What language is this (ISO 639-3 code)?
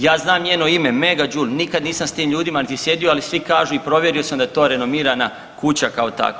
hrv